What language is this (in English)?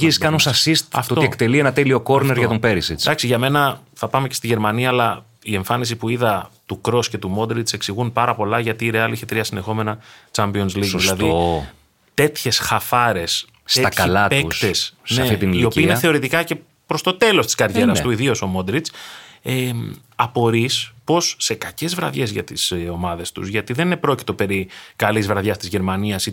Greek